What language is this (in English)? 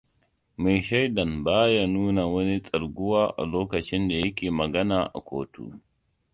Hausa